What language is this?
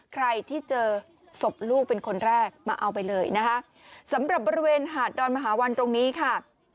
Thai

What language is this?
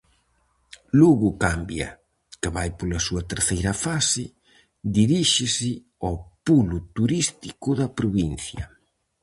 Galician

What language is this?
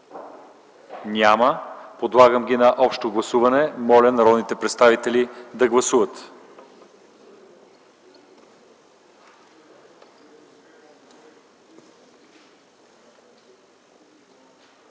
Bulgarian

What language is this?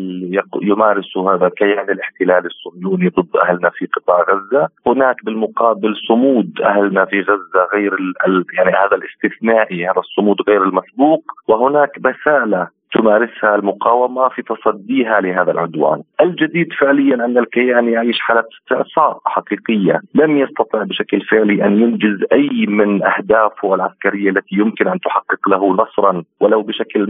Arabic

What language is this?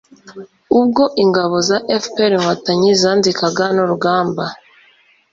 Kinyarwanda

